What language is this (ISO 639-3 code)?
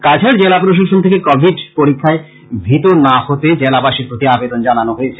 ben